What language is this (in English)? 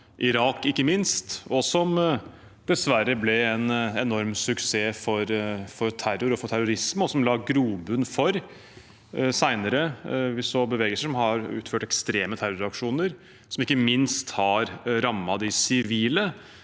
Norwegian